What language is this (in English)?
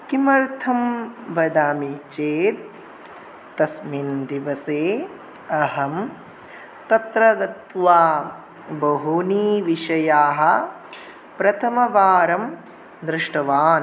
Sanskrit